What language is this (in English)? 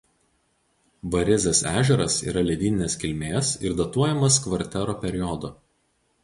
Lithuanian